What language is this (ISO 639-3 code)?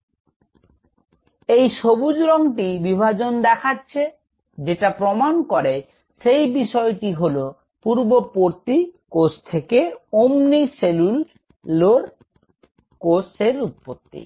ben